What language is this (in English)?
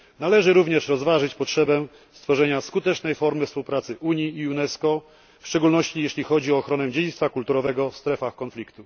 Polish